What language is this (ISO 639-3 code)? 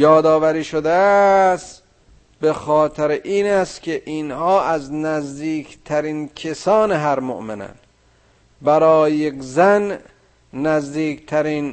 fas